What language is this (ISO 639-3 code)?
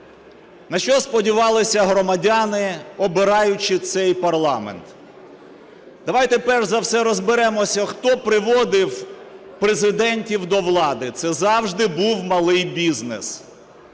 ukr